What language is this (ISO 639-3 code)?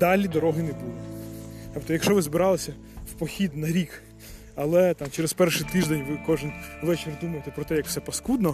ukr